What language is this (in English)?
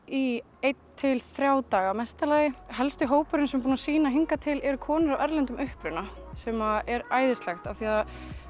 Icelandic